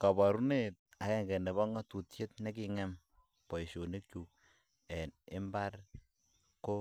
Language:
Kalenjin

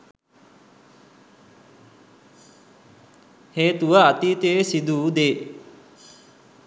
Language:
Sinhala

